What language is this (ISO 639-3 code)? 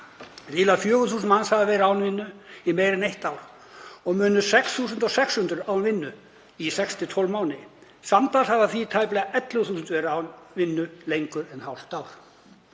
isl